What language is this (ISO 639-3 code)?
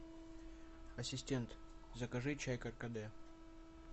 rus